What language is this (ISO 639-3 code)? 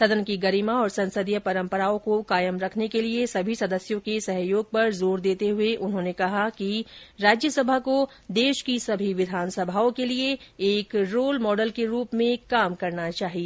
hin